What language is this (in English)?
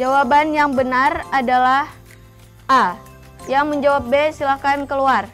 Indonesian